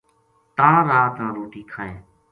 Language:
Gujari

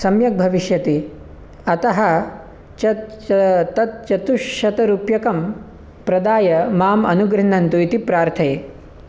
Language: Sanskrit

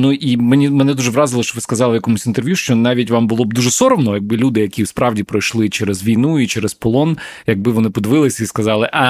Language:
Ukrainian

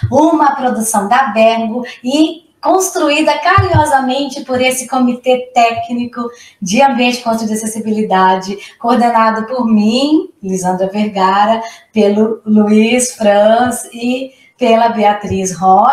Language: Portuguese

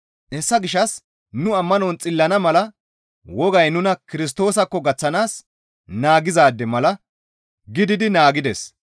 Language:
Gamo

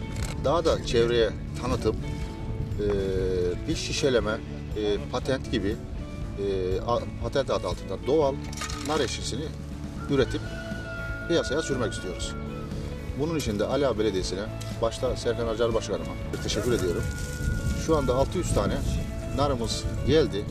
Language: Turkish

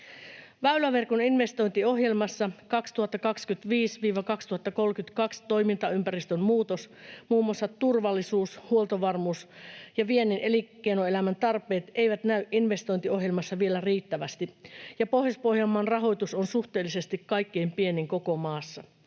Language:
Finnish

